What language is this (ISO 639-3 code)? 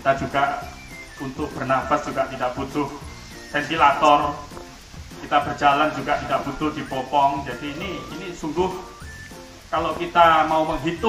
ind